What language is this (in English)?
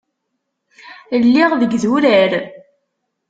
Kabyle